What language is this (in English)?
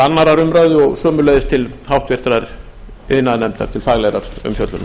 Icelandic